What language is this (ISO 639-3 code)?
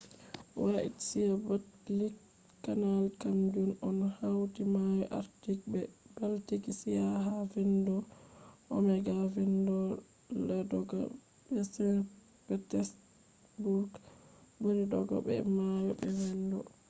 ful